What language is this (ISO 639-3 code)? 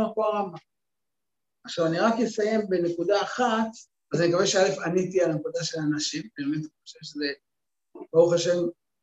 heb